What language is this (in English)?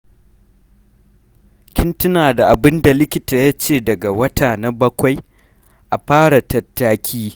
Hausa